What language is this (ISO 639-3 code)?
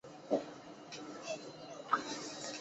zho